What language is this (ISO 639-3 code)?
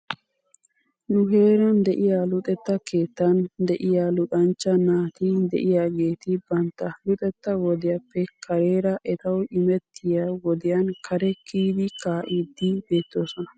wal